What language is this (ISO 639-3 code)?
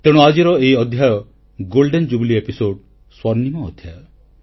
ori